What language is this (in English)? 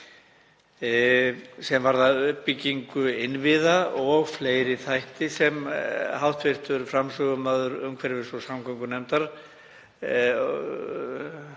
Icelandic